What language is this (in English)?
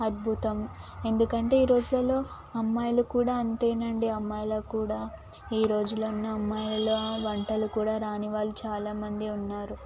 Telugu